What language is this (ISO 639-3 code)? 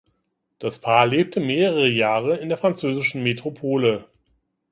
deu